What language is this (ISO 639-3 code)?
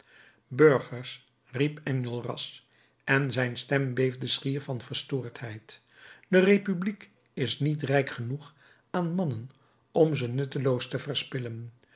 nld